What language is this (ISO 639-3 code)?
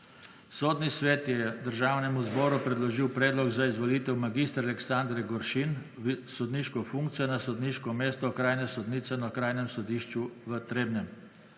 slv